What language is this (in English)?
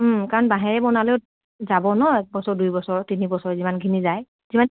Assamese